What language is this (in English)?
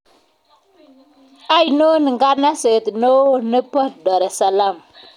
Kalenjin